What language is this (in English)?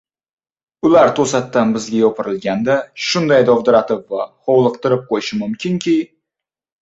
Uzbek